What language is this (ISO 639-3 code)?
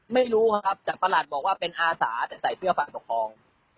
tha